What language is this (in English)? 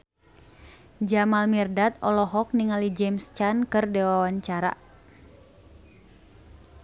Sundanese